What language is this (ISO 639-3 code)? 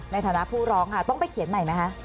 tha